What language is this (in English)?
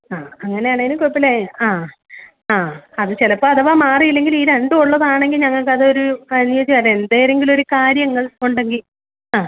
Malayalam